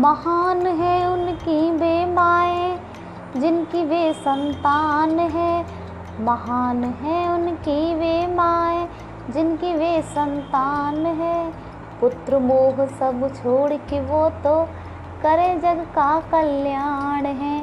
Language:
Hindi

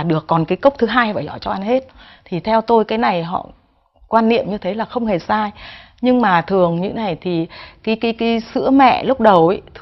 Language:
Vietnamese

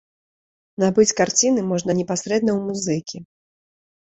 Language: Belarusian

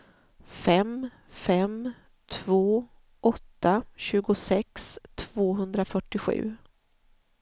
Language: Swedish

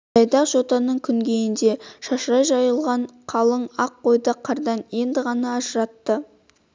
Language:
Kazakh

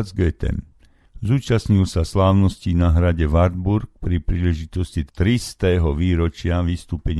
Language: Slovak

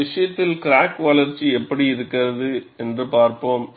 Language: Tamil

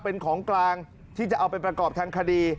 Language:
Thai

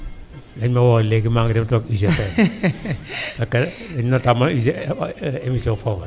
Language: Wolof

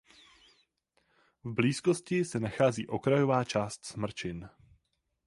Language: Czech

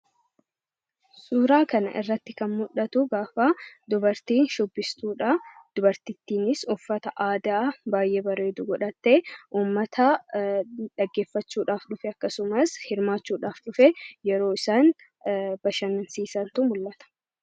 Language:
Oromo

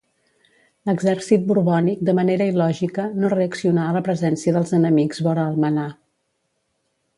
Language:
Catalan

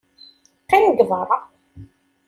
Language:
Kabyle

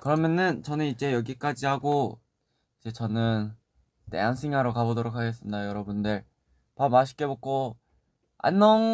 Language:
Korean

